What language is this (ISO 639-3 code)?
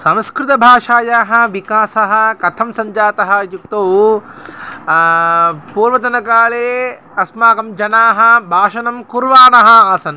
san